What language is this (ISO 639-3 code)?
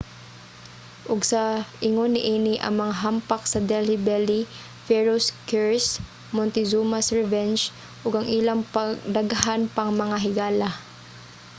ceb